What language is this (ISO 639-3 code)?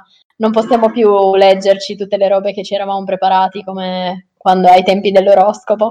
ita